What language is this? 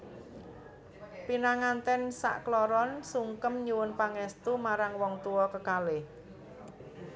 Javanese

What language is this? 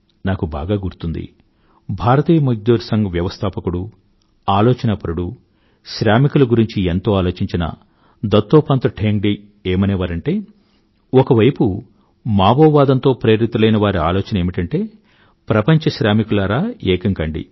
Telugu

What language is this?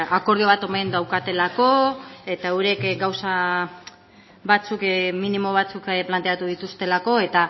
Basque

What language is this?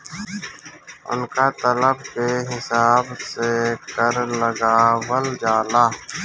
Bhojpuri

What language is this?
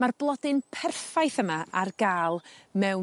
Welsh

